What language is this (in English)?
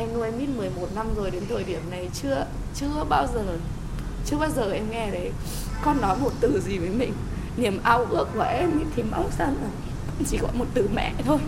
Vietnamese